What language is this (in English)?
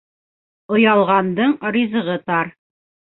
Bashkir